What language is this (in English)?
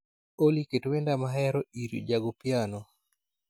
Luo (Kenya and Tanzania)